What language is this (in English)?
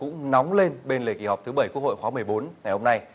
Vietnamese